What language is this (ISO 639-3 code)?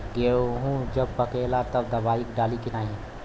bho